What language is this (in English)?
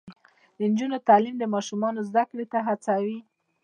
Pashto